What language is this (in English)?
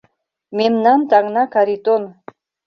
Mari